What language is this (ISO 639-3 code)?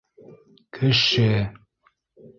bak